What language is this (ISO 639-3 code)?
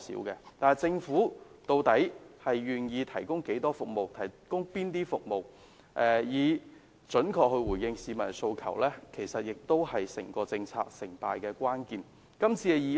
yue